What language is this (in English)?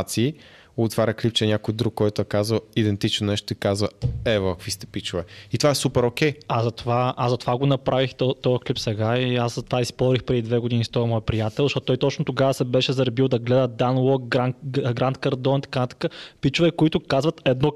Bulgarian